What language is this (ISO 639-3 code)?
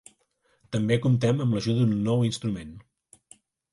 cat